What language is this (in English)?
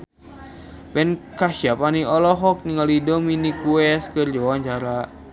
Sundanese